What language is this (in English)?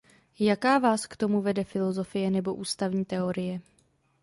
Czech